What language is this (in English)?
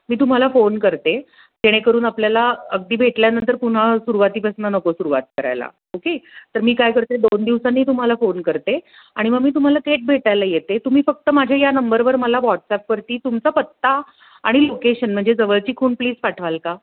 Marathi